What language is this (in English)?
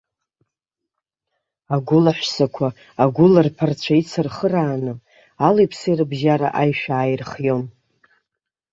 Abkhazian